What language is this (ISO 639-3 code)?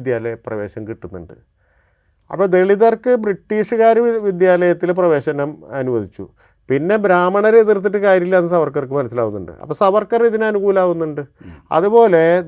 mal